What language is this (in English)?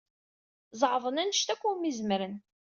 Kabyle